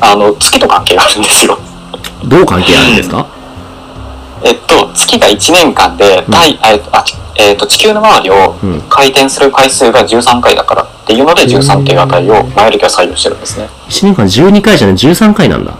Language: Japanese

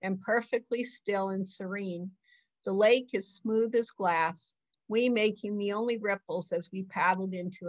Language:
English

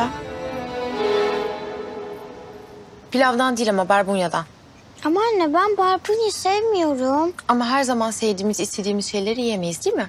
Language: Turkish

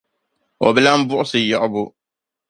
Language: Dagbani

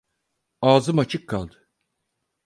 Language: Turkish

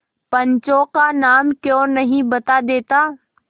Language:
Hindi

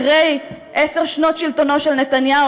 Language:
Hebrew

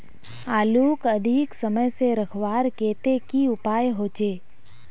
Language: Magahi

